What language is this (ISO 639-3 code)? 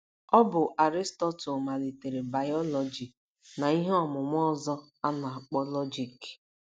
ibo